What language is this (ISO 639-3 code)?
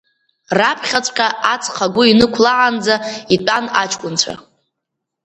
abk